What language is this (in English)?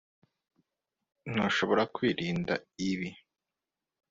Kinyarwanda